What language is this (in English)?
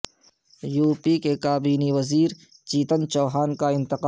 Urdu